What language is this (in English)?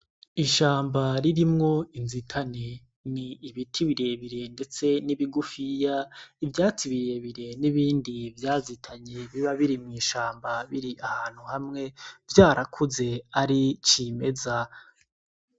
Rundi